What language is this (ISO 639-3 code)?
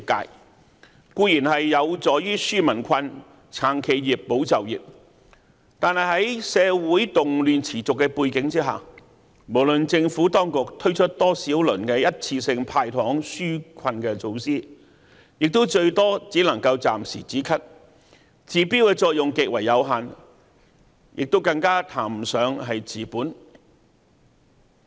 yue